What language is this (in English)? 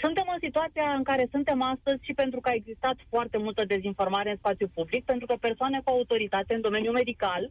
Romanian